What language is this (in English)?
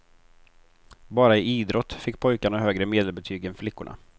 Swedish